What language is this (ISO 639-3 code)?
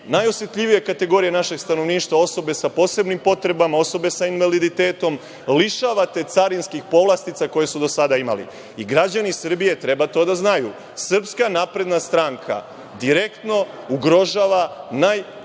srp